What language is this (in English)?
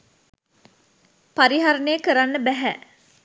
Sinhala